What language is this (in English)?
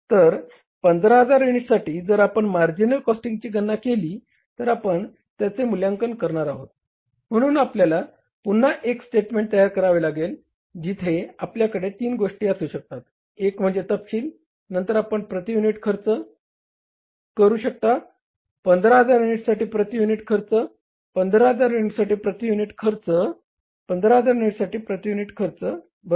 Marathi